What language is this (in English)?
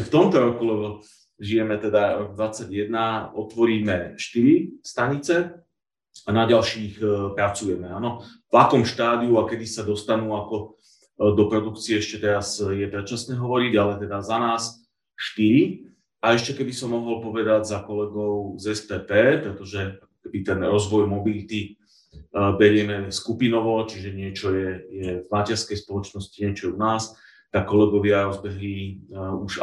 Slovak